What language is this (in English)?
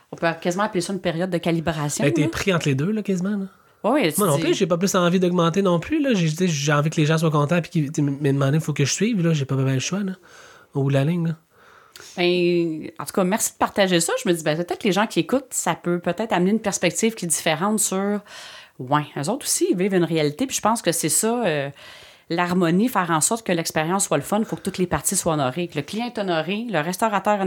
French